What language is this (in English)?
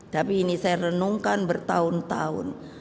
Indonesian